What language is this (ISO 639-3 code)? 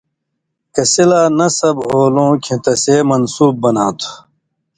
mvy